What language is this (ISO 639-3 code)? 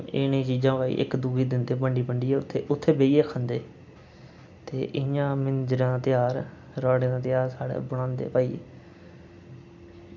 doi